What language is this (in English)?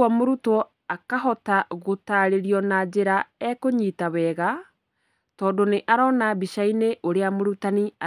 Kikuyu